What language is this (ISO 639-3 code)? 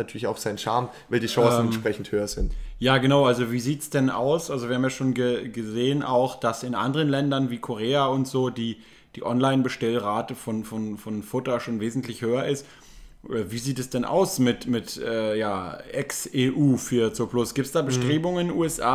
deu